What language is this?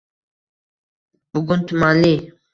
Uzbek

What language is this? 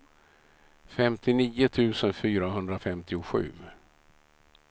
Swedish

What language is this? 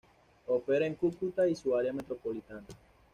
Spanish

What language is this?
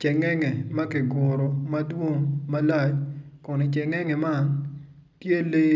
Acoli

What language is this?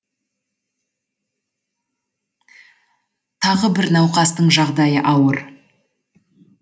Kazakh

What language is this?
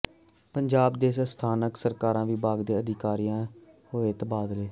Punjabi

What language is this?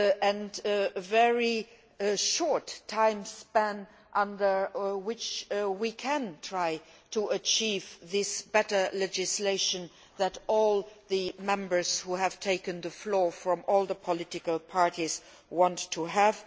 English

